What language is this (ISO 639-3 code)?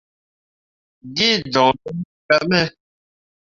mua